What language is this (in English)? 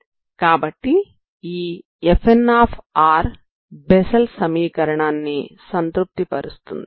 Telugu